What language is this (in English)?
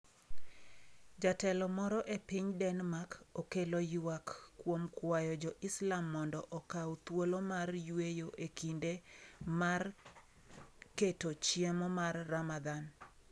Luo (Kenya and Tanzania)